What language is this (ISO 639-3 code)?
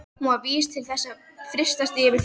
isl